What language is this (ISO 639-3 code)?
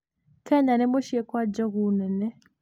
kik